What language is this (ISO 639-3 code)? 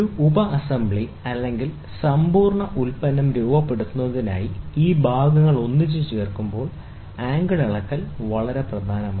mal